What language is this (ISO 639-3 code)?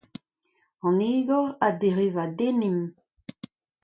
bre